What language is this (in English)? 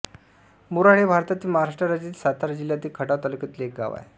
Marathi